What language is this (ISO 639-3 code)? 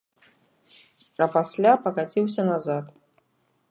bel